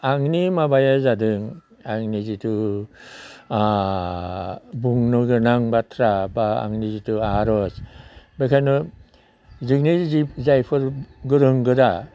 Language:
Bodo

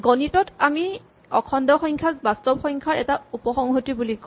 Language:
Assamese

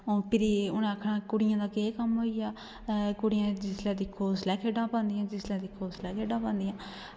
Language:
Dogri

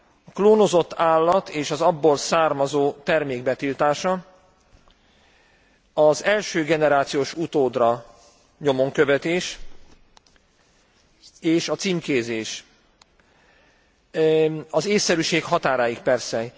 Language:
Hungarian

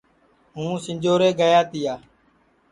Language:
Sansi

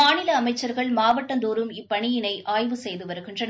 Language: Tamil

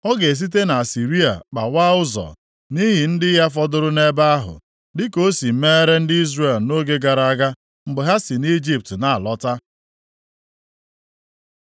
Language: Igbo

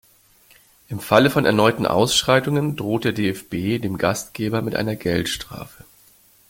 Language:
German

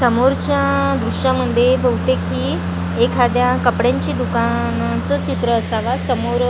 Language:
Marathi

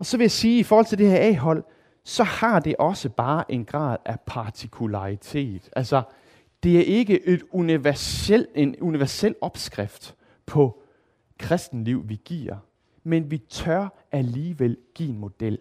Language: Danish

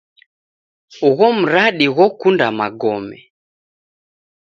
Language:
Taita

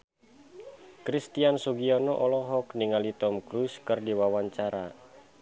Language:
Sundanese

